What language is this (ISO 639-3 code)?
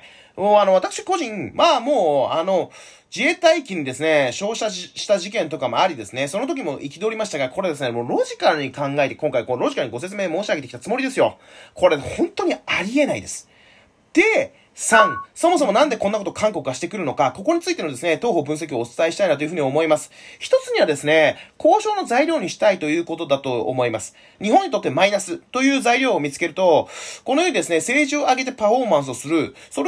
jpn